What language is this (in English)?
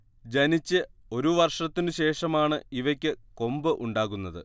Malayalam